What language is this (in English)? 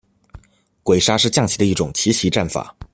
Chinese